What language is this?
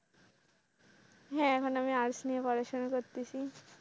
Bangla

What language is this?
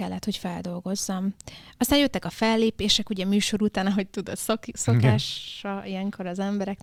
Hungarian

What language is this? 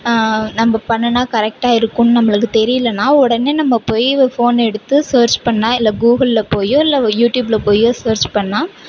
Tamil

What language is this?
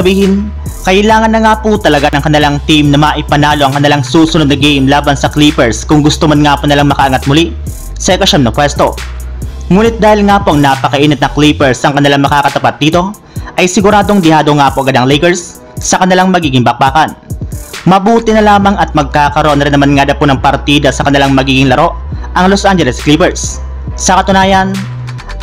Filipino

